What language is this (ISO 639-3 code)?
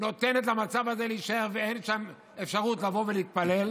heb